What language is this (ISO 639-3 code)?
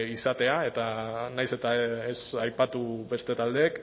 eus